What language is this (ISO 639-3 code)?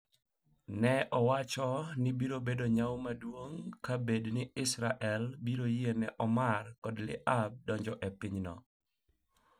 luo